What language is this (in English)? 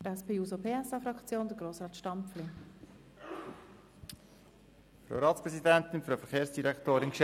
Swiss German